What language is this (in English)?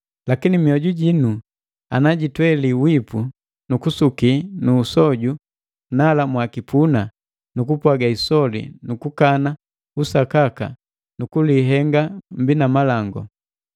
Matengo